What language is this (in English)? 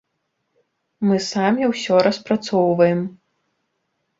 Belarusian